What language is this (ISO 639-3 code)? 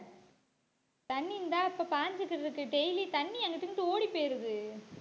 tam